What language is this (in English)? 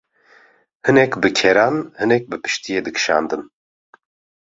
Kurdish